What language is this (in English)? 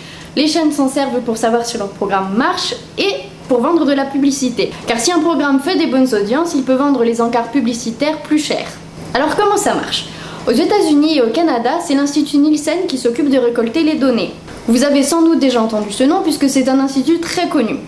French